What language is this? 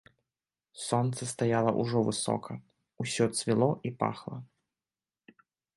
Belarusian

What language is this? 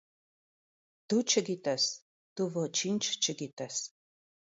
Armenian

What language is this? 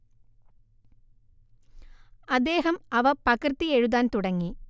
Malayalam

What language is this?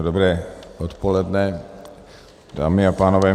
Czech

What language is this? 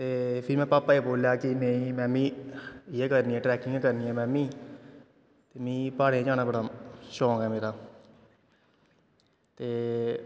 Dogri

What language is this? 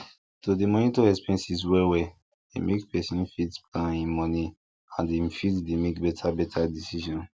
Nigerian Pidgin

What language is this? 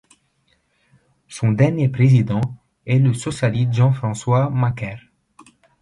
French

